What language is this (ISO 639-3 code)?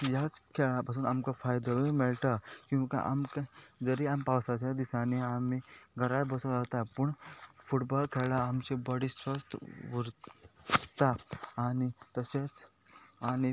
kok